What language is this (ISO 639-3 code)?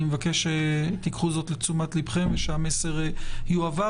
heb